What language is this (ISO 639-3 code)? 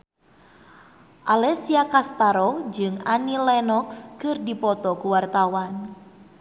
sun